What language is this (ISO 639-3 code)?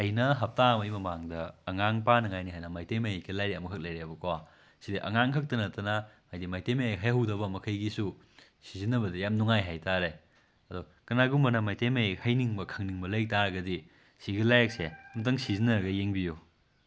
mni